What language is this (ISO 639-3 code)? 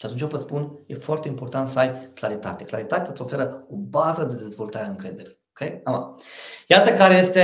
ron